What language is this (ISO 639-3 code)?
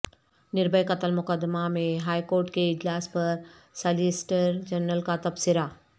urd